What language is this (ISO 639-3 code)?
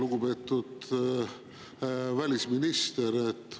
est